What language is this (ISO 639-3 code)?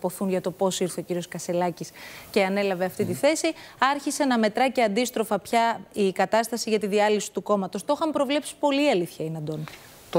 ell